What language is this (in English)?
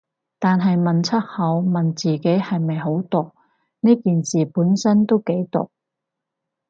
Cantonese